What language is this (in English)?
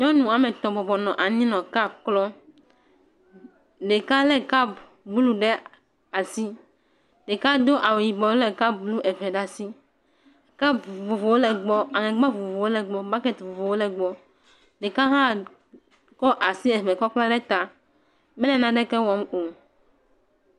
Ewe